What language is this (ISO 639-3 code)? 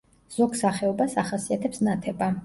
kat